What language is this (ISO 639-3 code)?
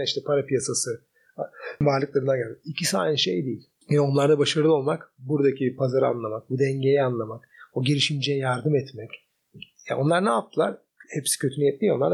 tur